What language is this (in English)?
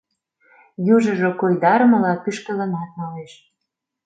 Mari